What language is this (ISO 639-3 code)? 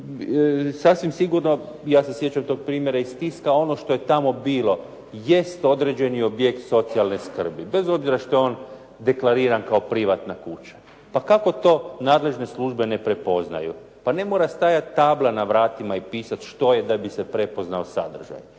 hrv